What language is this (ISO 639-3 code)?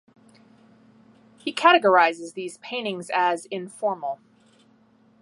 eng